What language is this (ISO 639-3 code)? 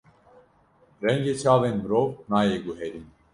kur